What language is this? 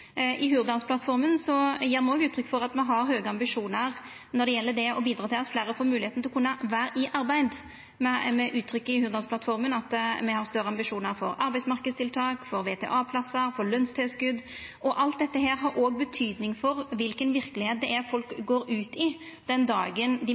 Norwegian Nynorsk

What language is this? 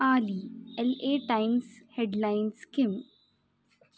Sanskrit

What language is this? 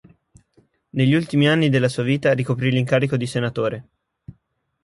Italian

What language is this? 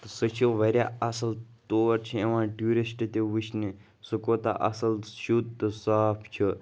Kashmiri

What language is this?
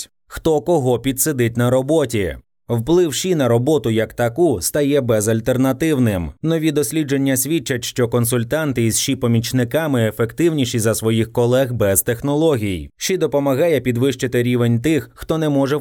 Ukrainian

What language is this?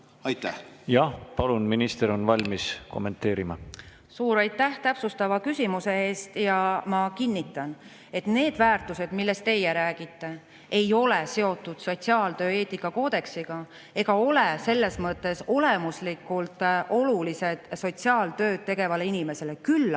Estonian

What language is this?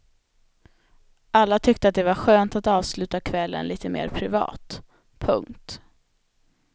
Swedish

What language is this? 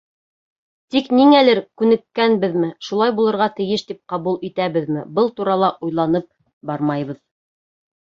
Bashkir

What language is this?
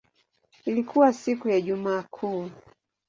Swahili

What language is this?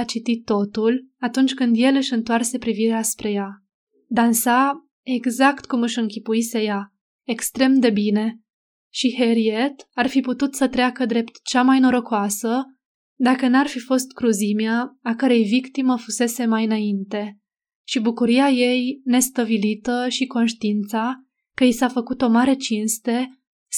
Romanian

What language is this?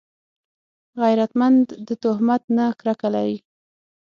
Pashto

